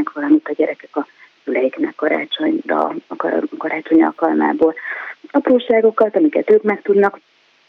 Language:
Hungarian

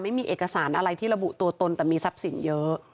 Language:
Thai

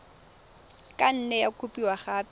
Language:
Tswana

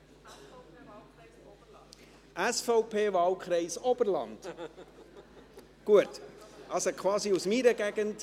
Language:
Swiss German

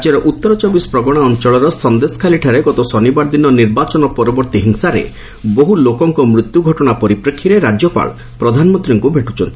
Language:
Odia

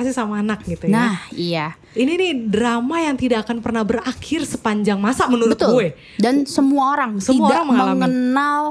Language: Indonesian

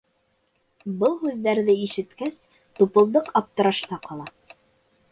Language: Bashkir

